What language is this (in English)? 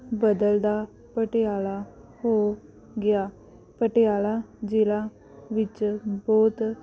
Punjabi